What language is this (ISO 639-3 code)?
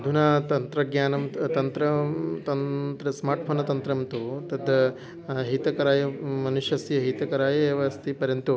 san